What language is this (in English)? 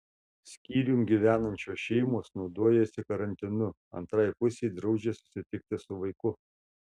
Lithuanian